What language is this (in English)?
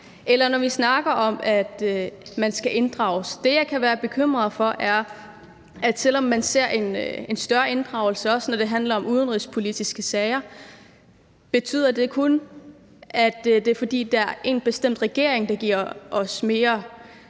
Danish